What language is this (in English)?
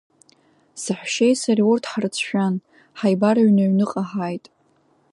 Abkhazian